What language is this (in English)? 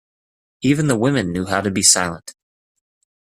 English